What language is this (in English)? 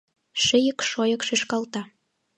Mari